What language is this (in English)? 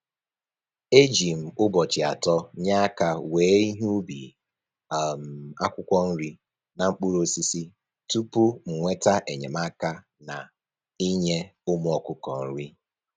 Igbo